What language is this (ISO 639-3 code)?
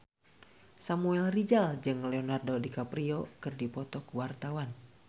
sun